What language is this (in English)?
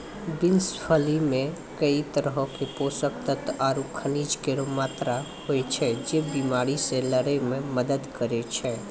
Maithili